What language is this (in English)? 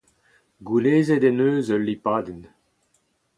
Breton